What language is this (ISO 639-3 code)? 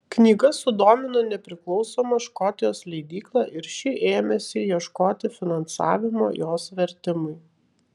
lit